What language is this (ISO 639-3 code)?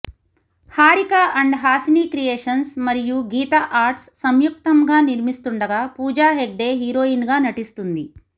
tel